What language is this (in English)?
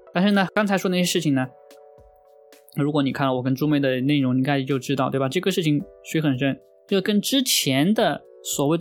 Chinese